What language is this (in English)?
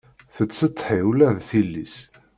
Kabyle